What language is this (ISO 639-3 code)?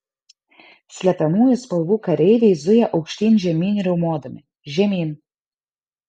lit